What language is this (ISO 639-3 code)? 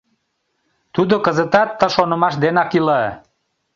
chm